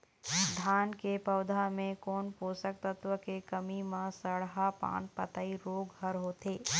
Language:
Chhattisgarhi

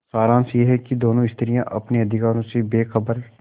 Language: Hindi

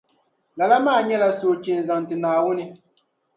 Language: Dagbani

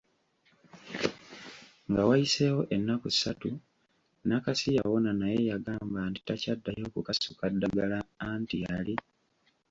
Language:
Ganda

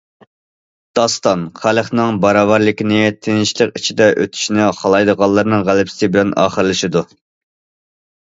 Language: Uyghur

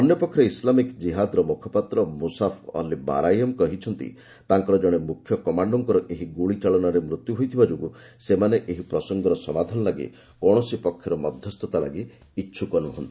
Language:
Odia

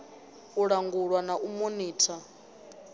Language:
Venda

